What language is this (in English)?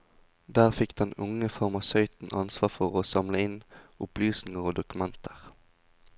Norwegian